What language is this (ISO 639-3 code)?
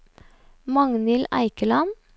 nor